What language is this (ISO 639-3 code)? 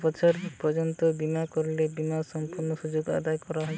ben